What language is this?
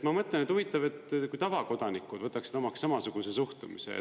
Estonian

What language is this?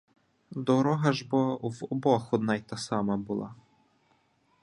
Ukrainian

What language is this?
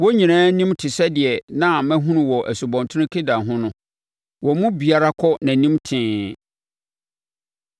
Akan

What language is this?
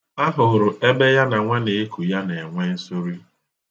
Igbo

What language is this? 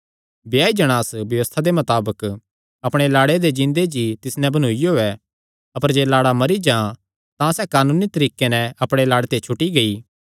Kangri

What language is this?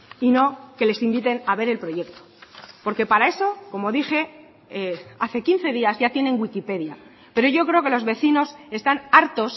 Spanish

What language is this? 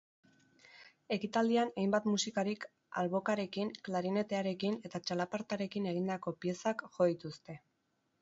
Basque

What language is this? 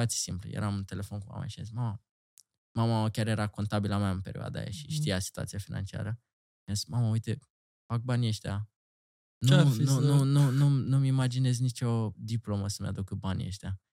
Romanian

